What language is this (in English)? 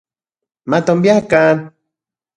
Central Puebla Nahuatl